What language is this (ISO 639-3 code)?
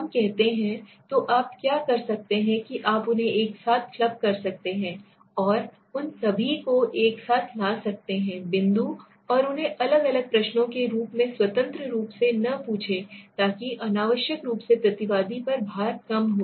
hin